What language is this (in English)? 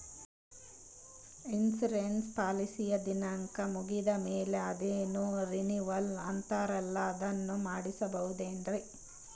Kannada